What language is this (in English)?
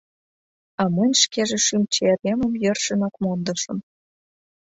Mari